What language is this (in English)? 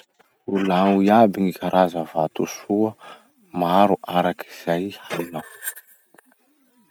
Masikoro Malagasy